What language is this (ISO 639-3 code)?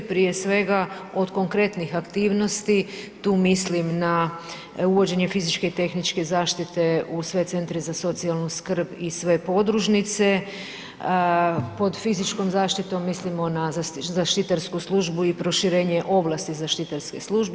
hrv